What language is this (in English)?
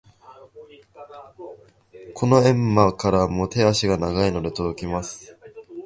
Japanese